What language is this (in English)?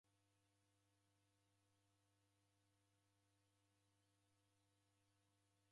Taita